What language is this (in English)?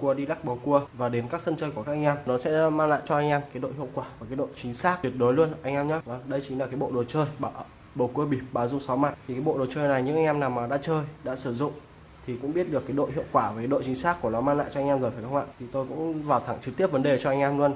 Vietnamese